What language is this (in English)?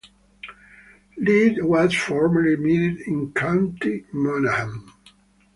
English